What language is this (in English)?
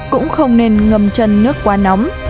Vietnamese